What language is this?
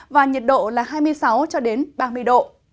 Vietnamese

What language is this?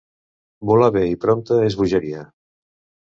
Catalan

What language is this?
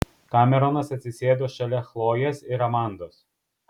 Lithuanian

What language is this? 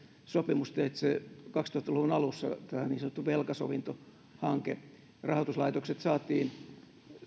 Finnish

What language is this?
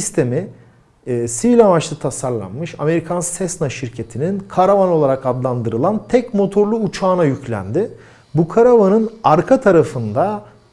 Turkish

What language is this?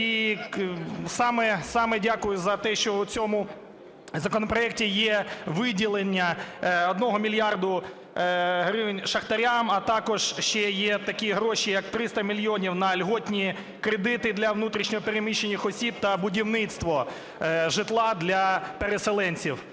Ukrainian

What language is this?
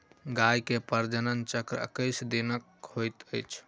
Maithili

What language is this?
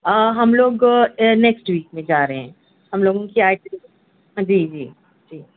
Urdu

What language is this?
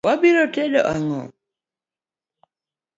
Luo (Kenya and Tanzania)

